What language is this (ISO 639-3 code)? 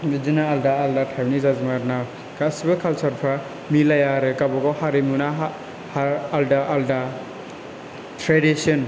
brx